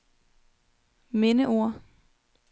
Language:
Danish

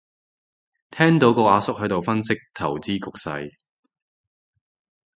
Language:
Cantonese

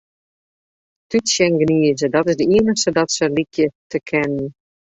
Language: Western Frisian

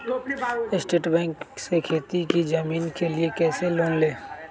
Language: Magahi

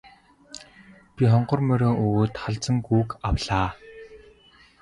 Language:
Mongolian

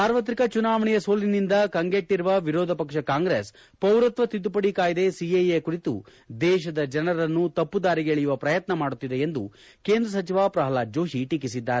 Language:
Kannada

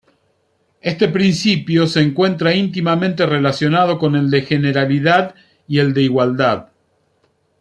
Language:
Spanish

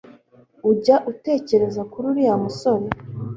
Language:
Kinyarwanda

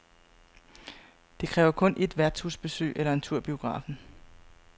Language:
Danish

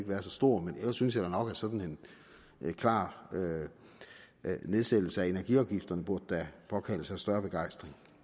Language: Danish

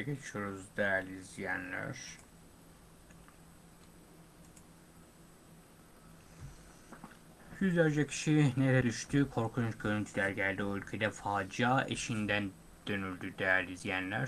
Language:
Turkish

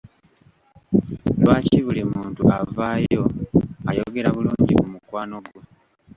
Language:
Ganda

